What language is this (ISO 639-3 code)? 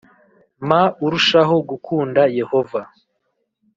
kin